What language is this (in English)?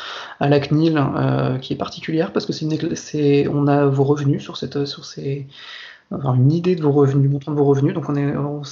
French